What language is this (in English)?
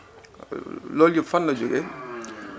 Wolof